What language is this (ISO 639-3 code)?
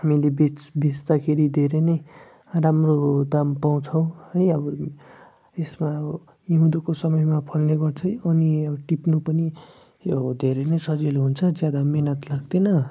nep